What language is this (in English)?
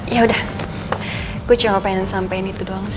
Indonesian